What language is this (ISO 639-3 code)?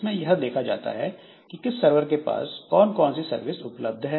hin